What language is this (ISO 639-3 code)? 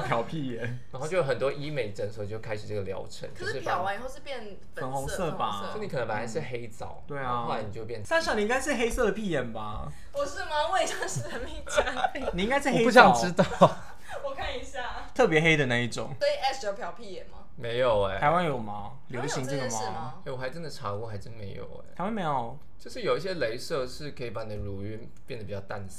zho